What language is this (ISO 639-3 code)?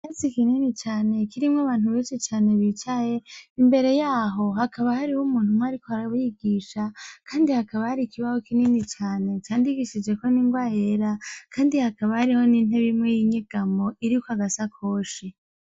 run